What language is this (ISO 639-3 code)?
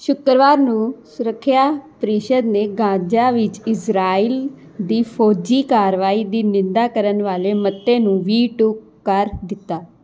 pan